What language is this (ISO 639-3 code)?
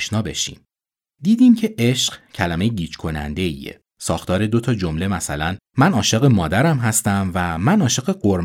fas